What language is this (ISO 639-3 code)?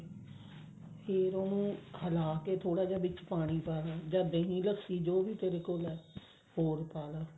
pan